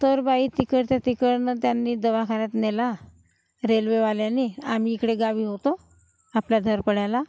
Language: Marathi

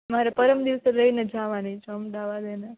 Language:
Gujarati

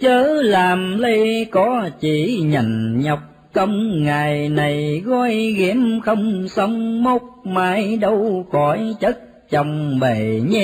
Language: Vietnamese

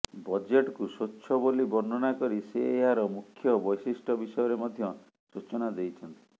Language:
Odia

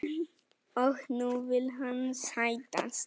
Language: Icelandic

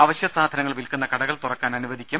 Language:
Malayalam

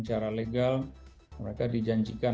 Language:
Indonesian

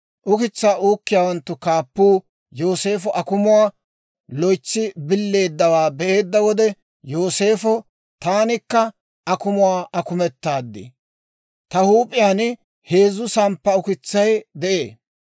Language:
Dawro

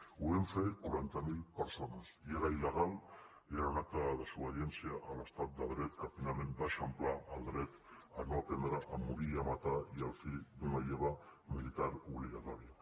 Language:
Catalan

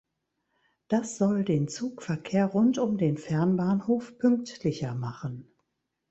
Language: German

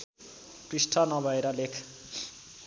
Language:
Nepali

